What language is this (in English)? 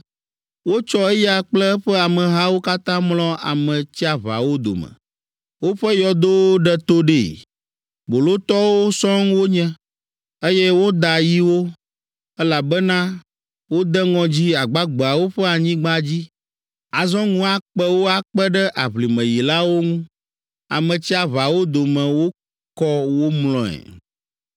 Ewe